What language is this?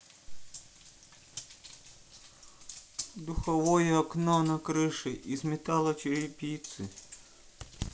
Russian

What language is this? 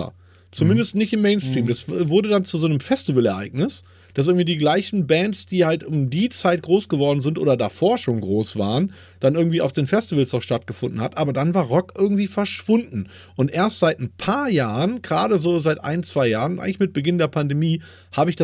German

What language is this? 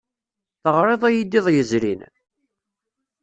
Kabyle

